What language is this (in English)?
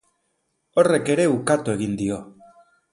Basque